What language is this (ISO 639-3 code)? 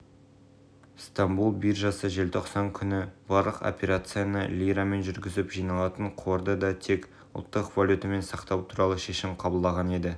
kaz